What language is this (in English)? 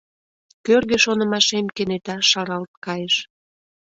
Mari